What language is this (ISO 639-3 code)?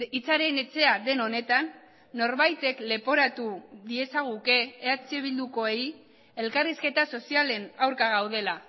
eus